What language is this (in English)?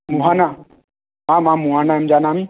Sanskrit